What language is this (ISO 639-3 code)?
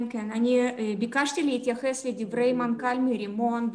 heb